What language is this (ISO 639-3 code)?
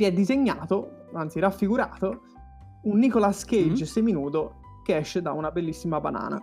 ita